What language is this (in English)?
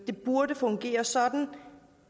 Danish